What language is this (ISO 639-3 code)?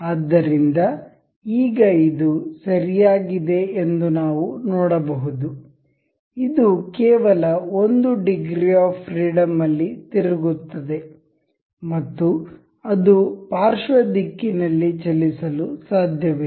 kan